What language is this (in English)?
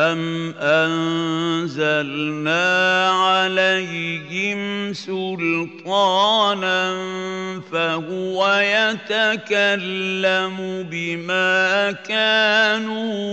Arabic